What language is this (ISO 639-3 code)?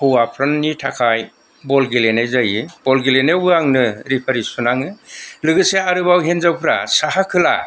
brx